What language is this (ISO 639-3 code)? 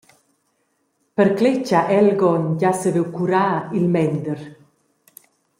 roh